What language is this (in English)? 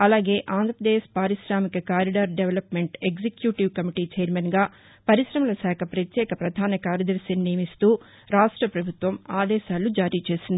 Telugu